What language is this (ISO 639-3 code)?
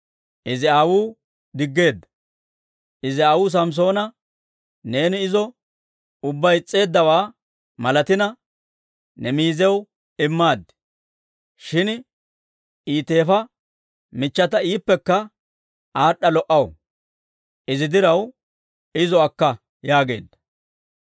dwr